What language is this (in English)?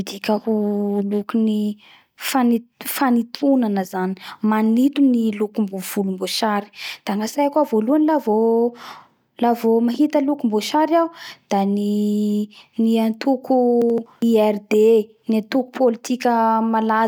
Bara Malagasy